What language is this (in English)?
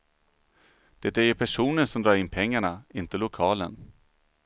Swedish